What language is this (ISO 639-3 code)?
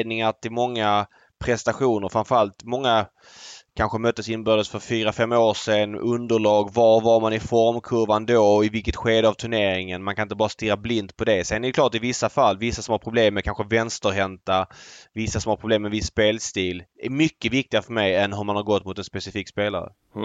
swe